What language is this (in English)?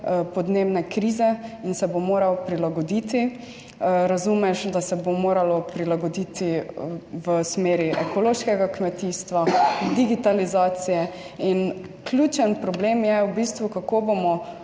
Slovenian